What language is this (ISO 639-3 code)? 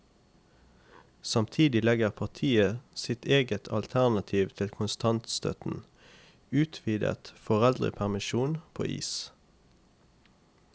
nor